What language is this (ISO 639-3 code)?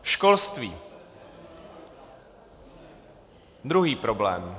ces